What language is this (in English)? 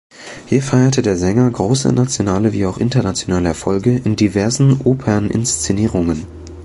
German